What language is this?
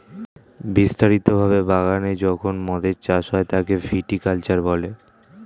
Bangla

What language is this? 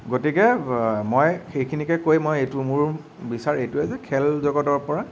Assamese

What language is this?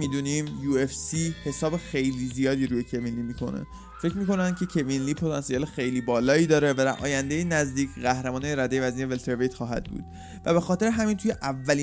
Persian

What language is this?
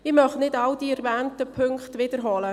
Swiss German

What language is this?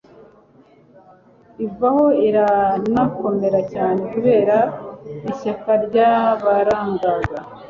Kinyarwanda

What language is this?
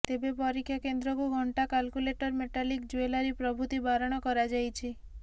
Odia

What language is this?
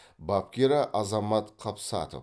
Kazakh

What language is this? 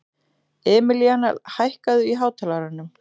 Icelandic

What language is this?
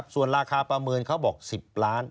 Thai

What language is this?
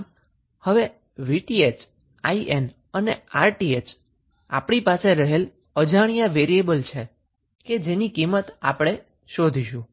Gujarati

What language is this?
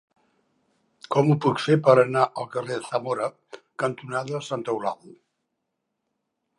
Catalan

